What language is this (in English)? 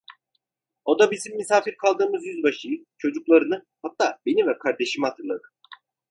Turkish